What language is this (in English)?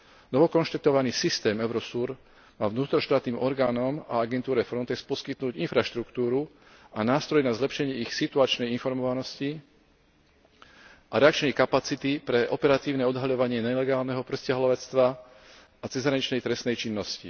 Slovak